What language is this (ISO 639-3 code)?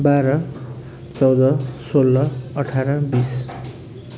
nep